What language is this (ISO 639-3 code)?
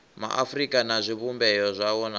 ven